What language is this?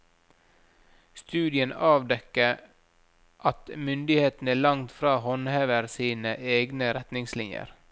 Norwegian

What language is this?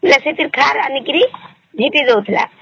Odia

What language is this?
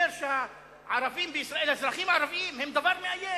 Hebrew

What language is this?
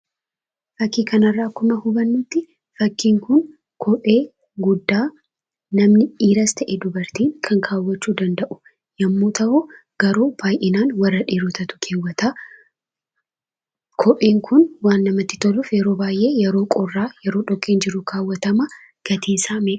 Oromo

